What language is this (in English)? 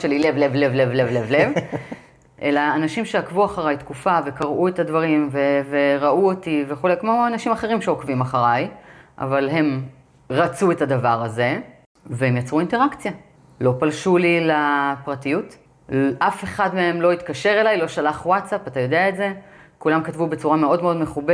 Hebrew